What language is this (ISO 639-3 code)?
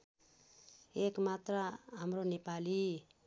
nep